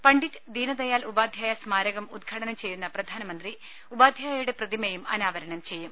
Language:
Malayalam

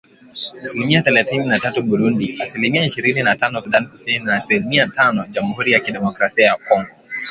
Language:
Swahili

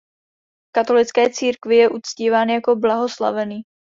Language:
Czech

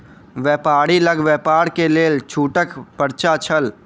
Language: Maithili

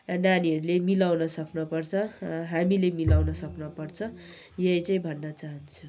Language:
Nepali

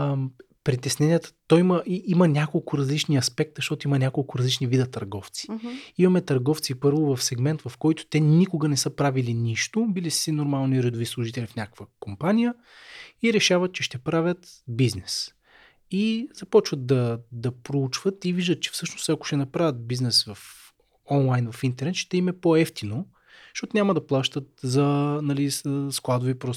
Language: Bulgarian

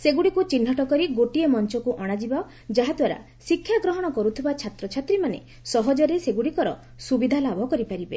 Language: Odia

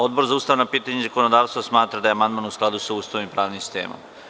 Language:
Serbian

